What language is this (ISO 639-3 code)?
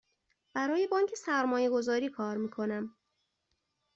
fas